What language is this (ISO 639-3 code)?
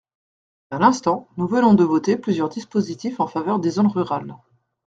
fra